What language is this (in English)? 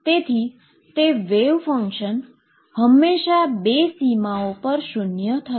Gujarati